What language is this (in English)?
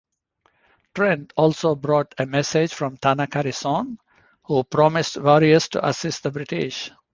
English